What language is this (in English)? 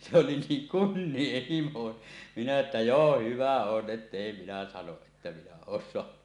Finnish